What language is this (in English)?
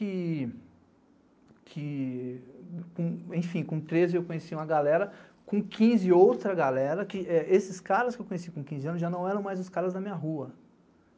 Portuguese